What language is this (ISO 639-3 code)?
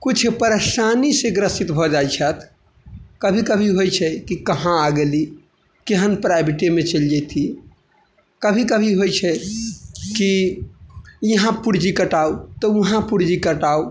mai